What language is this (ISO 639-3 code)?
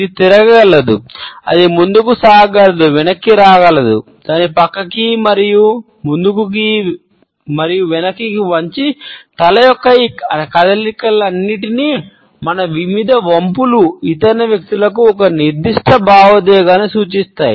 tel